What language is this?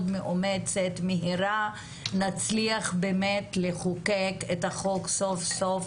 Hebrew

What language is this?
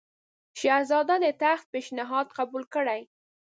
Pashto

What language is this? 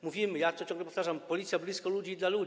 Polish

